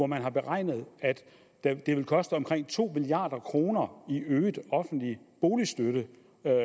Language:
Danish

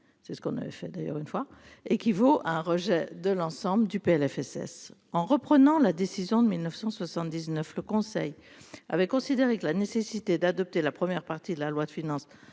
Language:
French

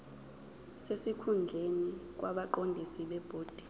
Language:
Zulu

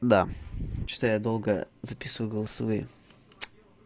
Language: Russian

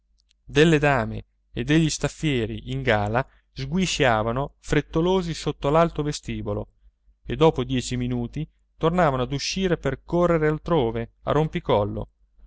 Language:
Italian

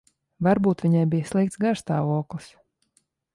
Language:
Latvian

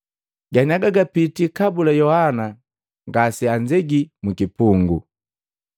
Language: Matengo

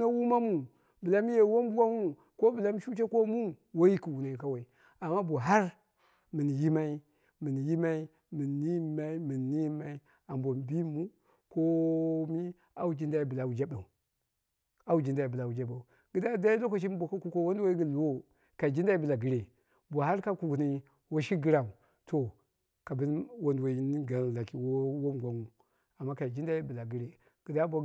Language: Dera (Nigeria)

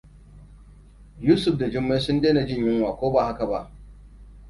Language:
Hausa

